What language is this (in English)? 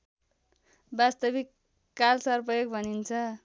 Nepali